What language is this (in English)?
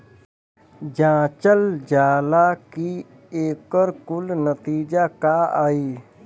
Bhojpuri